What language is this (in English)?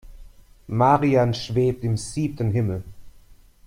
German